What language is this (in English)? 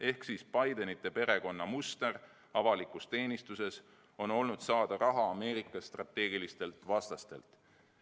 Estonian